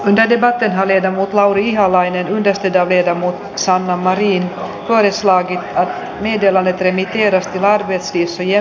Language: Finnish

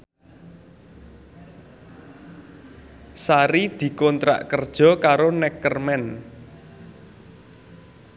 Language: Javanese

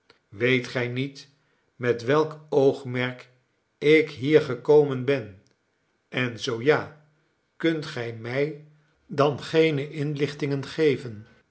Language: Dutch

